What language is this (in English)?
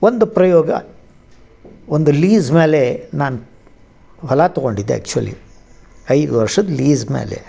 Kannada